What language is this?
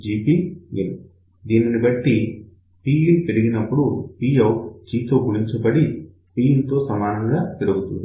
Telugu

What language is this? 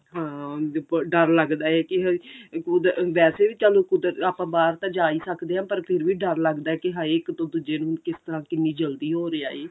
Punjabi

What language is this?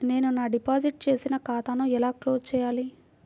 Telugu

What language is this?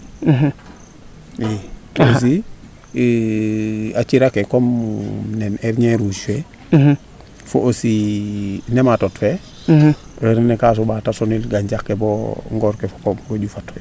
Serer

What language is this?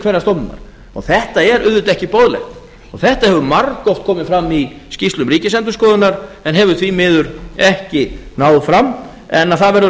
Icelandic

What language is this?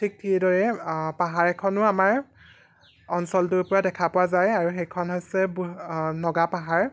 Assamese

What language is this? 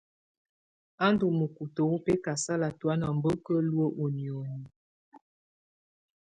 Tunen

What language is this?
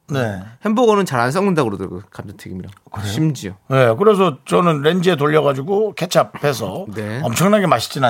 Korean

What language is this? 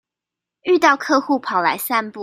Chinese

